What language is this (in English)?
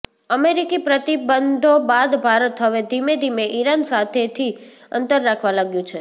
Gujarati